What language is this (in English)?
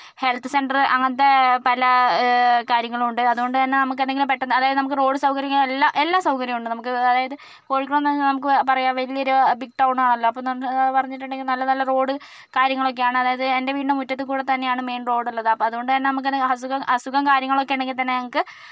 Malayalam